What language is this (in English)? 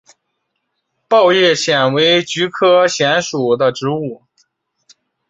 Chinese